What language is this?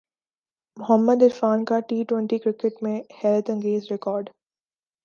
Urdu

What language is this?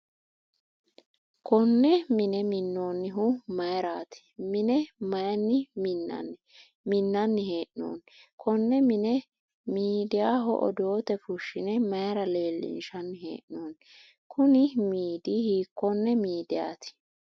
Sidamo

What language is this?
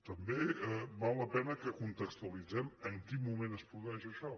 Catalan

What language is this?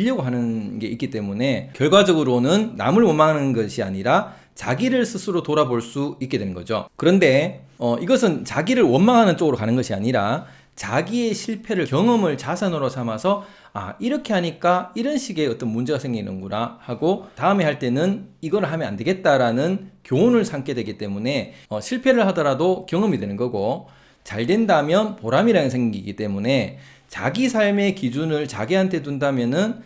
Korean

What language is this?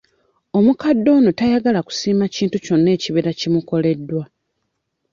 Ganda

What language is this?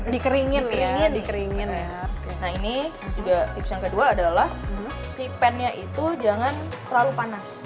Indonesian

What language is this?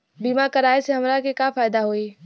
Bhojpuri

